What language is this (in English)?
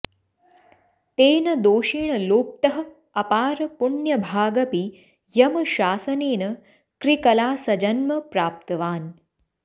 Sanskrit